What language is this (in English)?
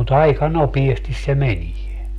Finnish